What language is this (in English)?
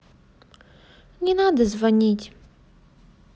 Russian